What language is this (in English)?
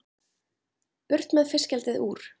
Icelandic